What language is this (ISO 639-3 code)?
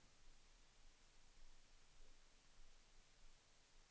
swe